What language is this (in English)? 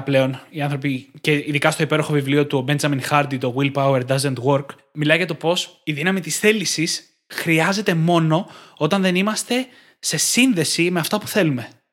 Greek